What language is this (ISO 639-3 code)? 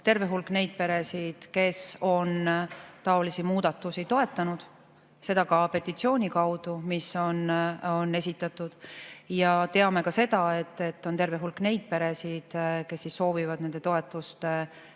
est